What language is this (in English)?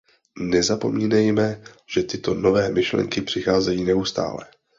Czech